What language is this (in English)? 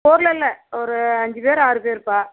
Tamil